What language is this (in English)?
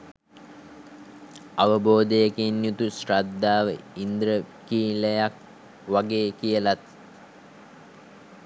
Sinhala